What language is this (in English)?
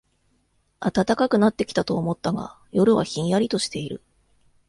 Japanese